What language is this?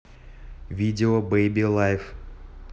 Russian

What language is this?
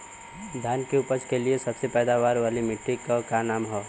Bhojpuri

